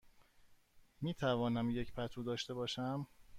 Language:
Persian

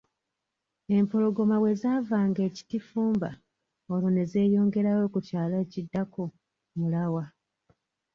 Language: Ganda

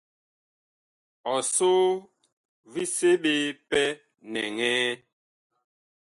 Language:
Bakoko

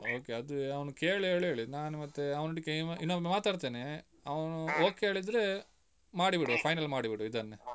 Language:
Kannada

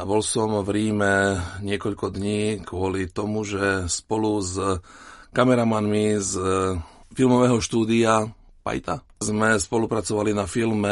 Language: Slovak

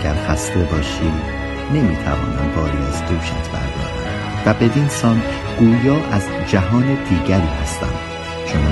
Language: Persian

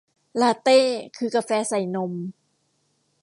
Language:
Thai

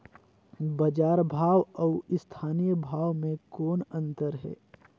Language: Chhattisgarhi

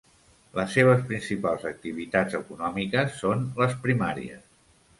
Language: Catalan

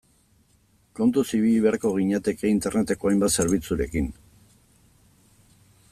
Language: Basque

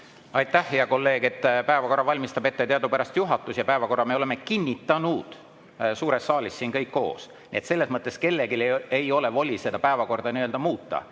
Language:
Estonian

